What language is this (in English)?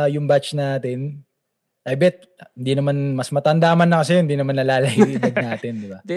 Filipino